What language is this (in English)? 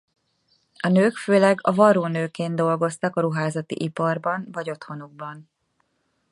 Hungarian